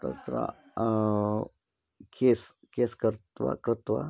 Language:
Sanskrit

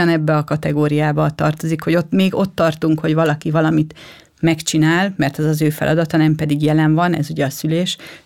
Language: Hungarian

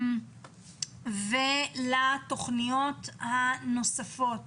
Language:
Hebrew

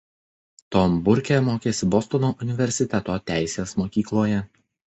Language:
Lithuanian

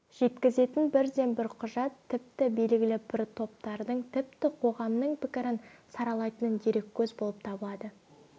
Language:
Kazakh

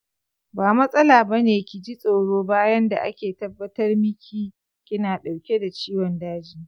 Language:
Hausa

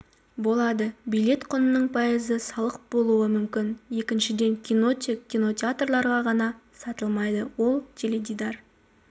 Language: Kazakh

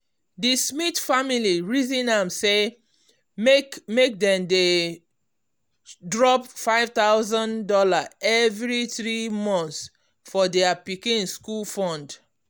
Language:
Nigerian Pidgin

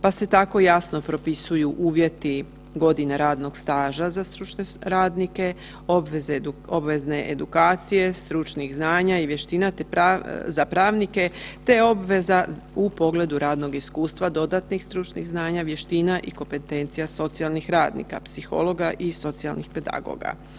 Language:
Croatian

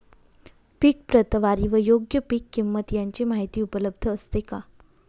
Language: Marathi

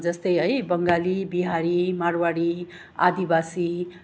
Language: Nepali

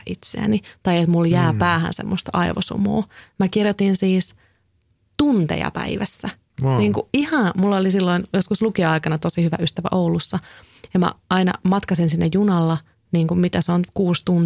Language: Finnish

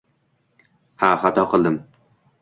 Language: Uzbek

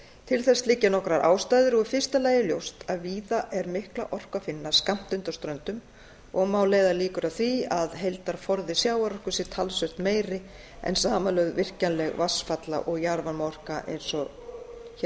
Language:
Icelandic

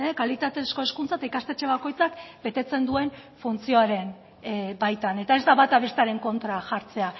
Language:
Basque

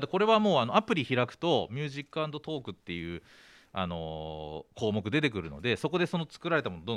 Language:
Japanese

